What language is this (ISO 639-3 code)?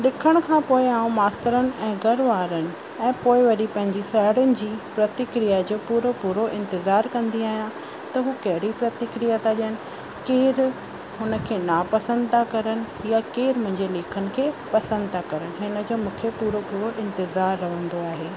snd